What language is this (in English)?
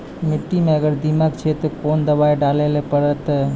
Maithili